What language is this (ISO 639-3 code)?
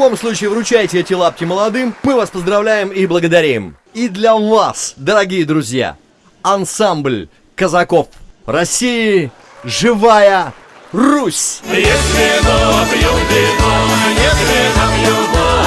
rus